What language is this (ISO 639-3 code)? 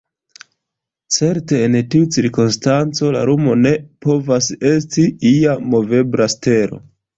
epo